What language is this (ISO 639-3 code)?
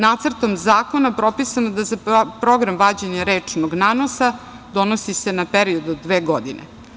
srp